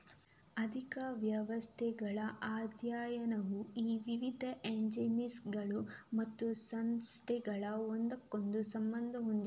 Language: Kannada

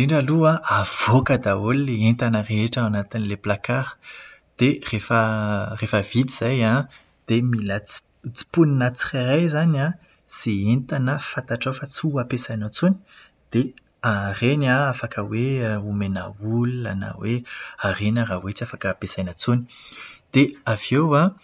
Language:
Malagasy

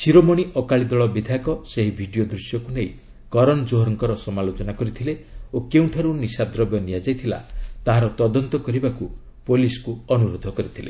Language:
Odia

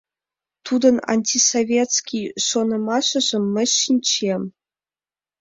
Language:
Mari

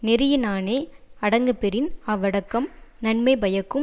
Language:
Tamil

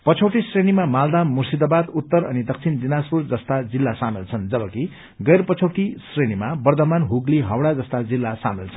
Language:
Nepali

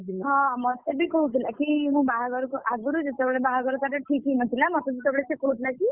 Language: Odia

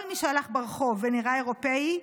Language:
Hebrew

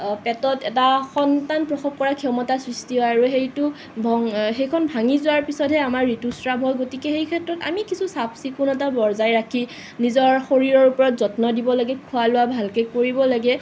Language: Assamese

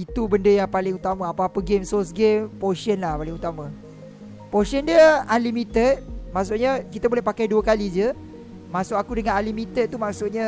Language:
Malay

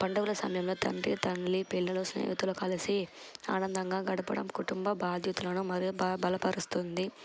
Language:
Telugu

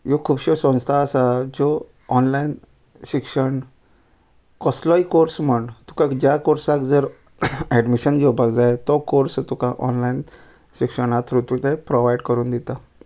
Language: Konkani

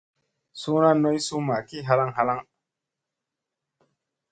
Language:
Musey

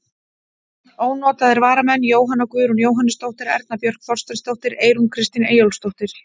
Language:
Icelandic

